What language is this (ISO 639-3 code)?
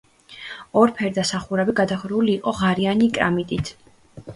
kat